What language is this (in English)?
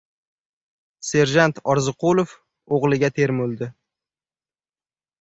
Uzbek